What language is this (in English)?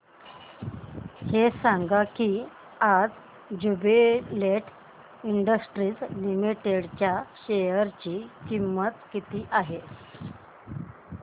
Marathi